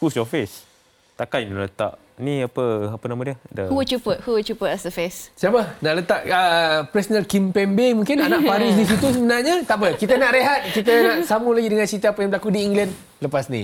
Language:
Malay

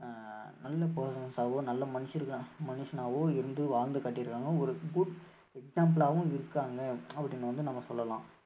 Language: Tamil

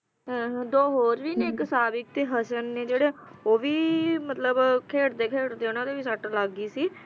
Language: Punjabi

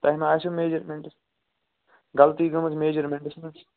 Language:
Kashmiri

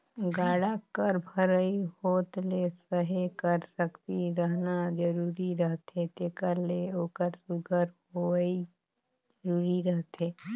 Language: Chhattisgarhi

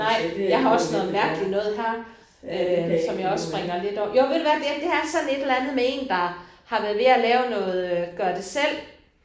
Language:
Danish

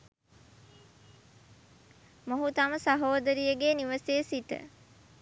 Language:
Sinhala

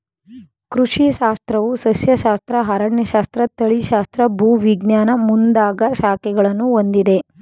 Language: Kannada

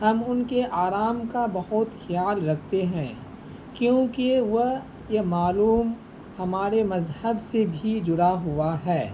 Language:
Urdu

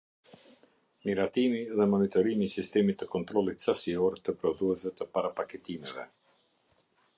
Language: Albanian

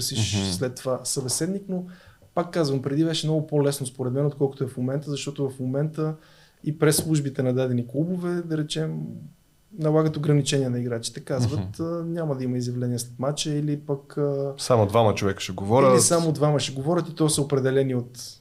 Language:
Bulgarian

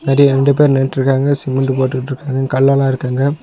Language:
Tamil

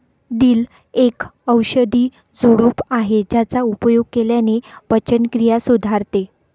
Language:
Marathi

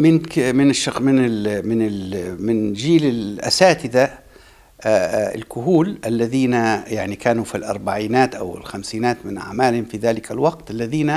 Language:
Arabic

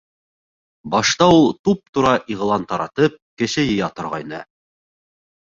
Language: Bashkir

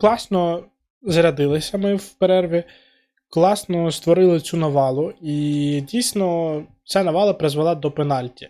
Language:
Ukrainian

